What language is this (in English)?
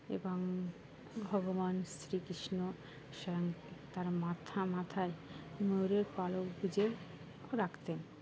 Bangla